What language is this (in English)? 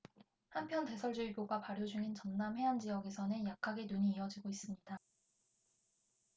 Korean